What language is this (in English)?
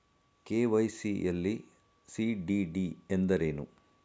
Kannada